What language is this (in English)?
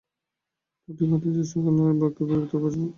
Bangla